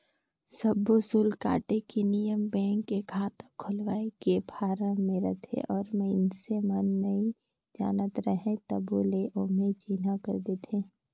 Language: Chhattisgarhi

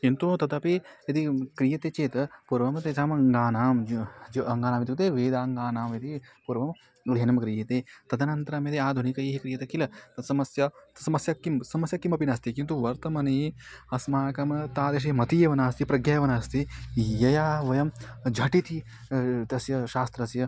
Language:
Sanskrit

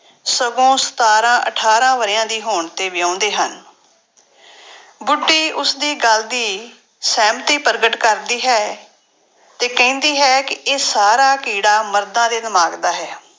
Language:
Punjabi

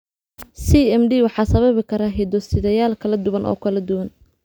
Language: Somali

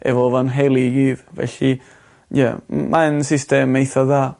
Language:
Welsh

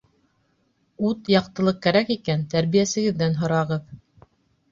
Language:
Bashkir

